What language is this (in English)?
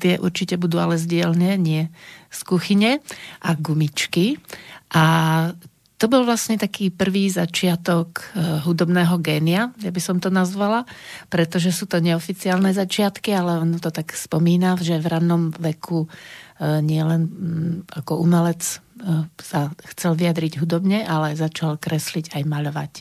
Slovak